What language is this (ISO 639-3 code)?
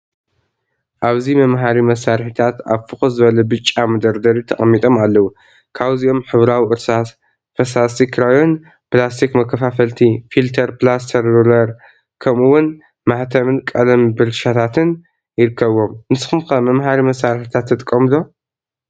tir